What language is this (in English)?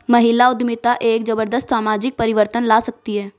Hindi